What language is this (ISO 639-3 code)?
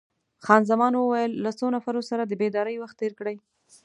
pus